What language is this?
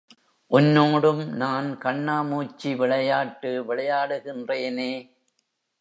Tamil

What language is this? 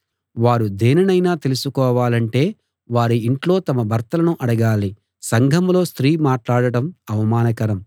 Telugu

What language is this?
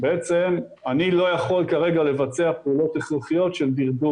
Hebrew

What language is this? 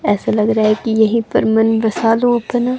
Hindi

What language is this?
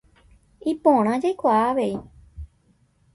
Guarani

